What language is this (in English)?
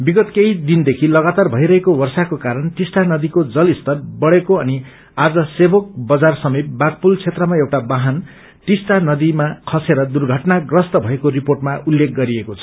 Nepali